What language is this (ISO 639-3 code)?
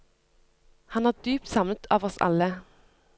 nor